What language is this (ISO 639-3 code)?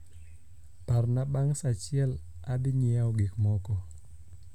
luo